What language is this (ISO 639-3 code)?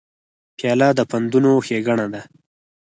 pus